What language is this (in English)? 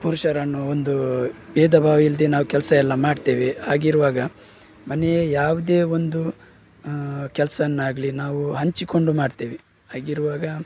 Kannada